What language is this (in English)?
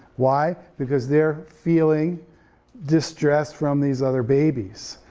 English